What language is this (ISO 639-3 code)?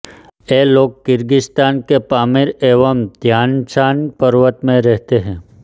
hin